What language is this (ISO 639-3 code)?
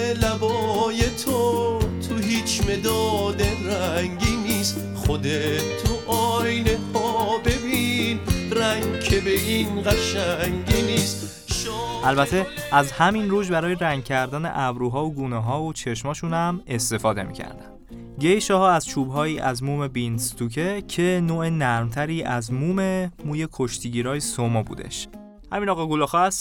fas